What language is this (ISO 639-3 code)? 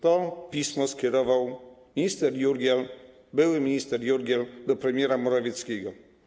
pol